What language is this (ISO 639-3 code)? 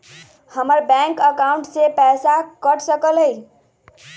mag